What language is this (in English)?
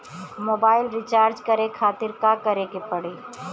Bhojpuri